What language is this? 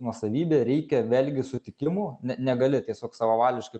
Lithuanian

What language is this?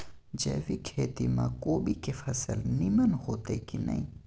Maithili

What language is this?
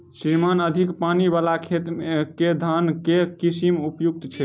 Maithili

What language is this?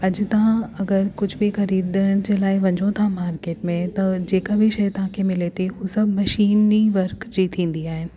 Sindhi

